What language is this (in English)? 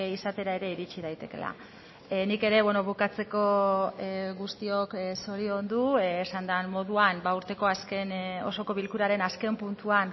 Basque